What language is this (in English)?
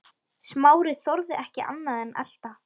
Icelandic